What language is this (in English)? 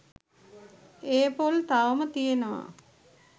Sinhala